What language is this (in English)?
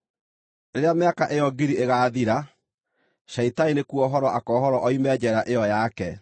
Kikuyu